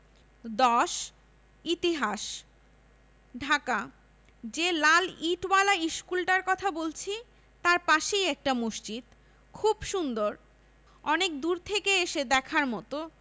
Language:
Bangla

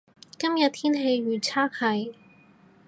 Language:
Cantonese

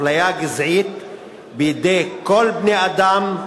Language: Hebrew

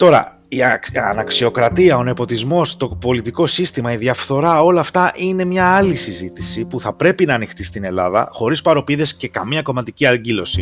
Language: Greek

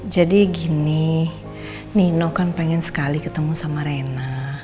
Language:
Indonesian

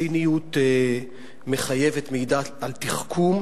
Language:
Hebrew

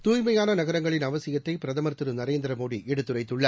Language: Tamil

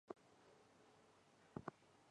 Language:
Chinese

